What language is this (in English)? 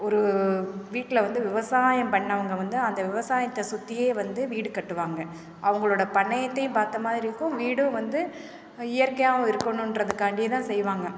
Tamil